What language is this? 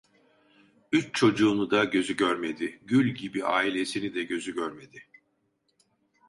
Turkish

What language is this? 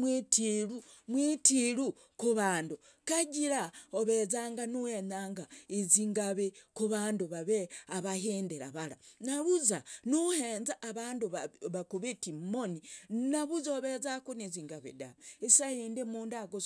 Logooli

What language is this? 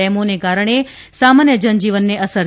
Gujarati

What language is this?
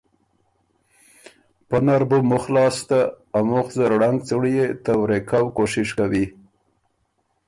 Ormuri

